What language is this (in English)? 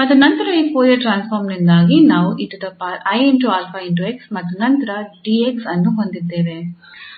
Kannada